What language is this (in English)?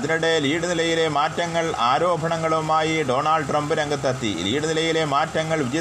Malayalam